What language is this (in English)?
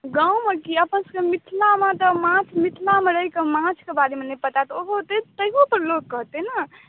Maithili